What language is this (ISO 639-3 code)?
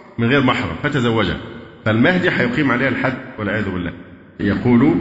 ara